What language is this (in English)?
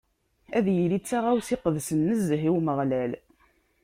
Kabyle